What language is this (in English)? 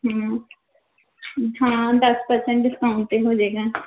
Punjabi